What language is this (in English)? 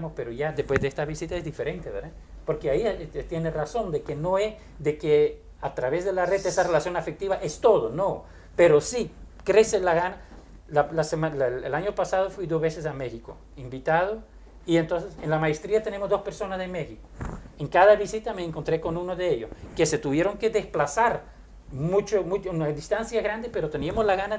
Spanish